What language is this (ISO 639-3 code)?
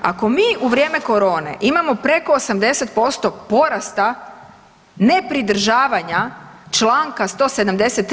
hrv